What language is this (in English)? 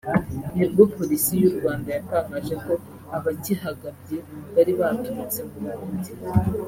Kinyarwanda